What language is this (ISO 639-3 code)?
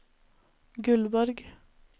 nor